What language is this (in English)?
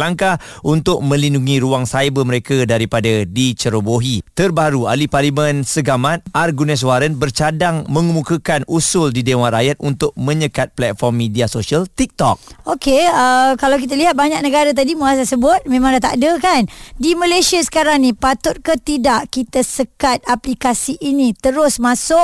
Malay